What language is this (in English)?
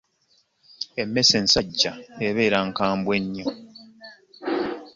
Ganda